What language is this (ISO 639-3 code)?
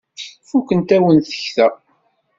kab